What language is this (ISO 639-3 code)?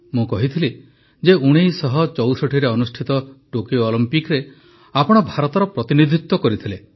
ori